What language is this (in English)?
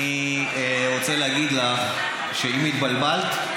Hebrew